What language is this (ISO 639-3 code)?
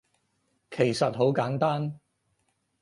yue